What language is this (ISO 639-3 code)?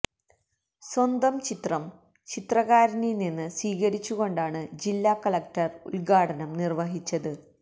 mal